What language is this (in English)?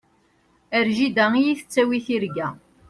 Kabyle